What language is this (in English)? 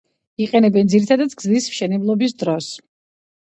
Georgian